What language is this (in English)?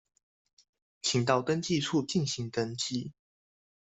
Chinese